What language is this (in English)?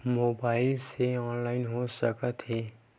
Chhattisgarhi